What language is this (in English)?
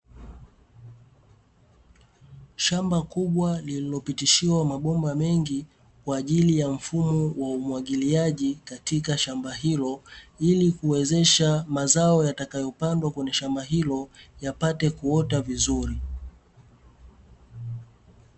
Swahili